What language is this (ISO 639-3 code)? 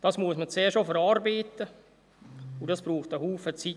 gsw